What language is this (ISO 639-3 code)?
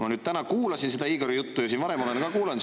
est